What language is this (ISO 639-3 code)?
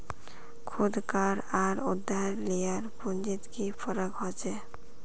mag